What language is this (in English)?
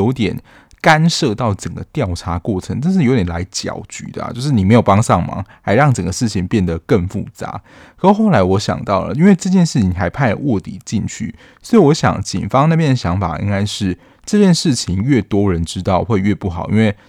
Chinese